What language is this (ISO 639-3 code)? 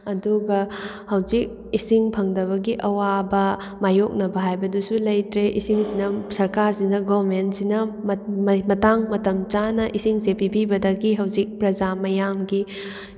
mni